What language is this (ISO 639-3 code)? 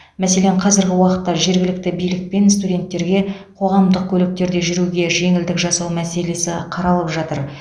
kaz